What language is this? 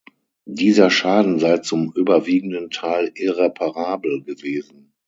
German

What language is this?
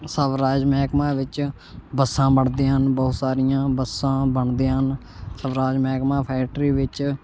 Punjabi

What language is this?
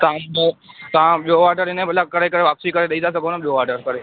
Sindhi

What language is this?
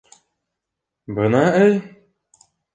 Bashkir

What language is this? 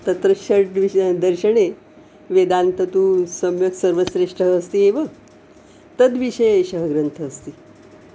Sanskrit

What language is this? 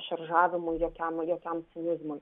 Lithuanian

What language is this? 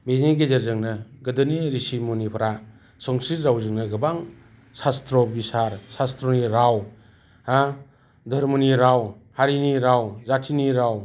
Bodo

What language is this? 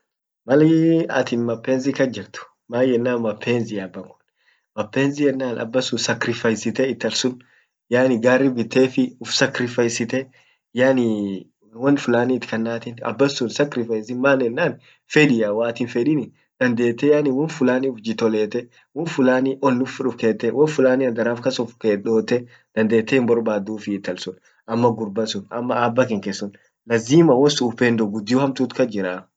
Orma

